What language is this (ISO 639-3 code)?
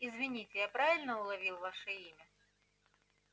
rus